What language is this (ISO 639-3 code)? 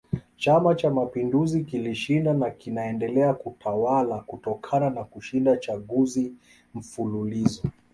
swa